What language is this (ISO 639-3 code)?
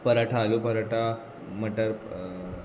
kok